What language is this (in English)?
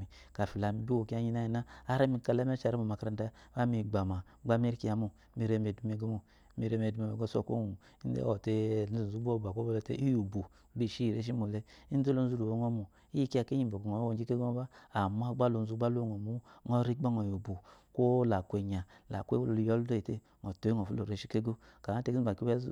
Eloyi